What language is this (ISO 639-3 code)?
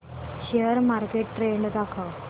mar